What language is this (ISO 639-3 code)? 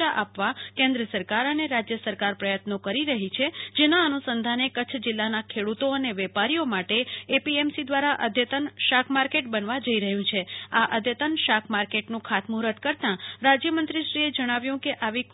guj